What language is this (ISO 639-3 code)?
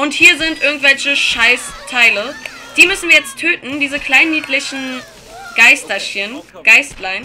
deu